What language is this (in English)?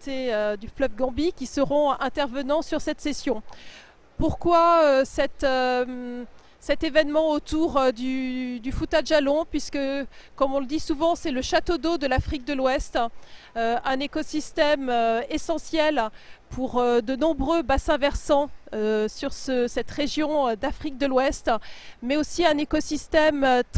French